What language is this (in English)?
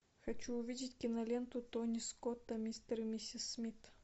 Russian